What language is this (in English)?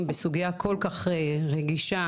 Hebrew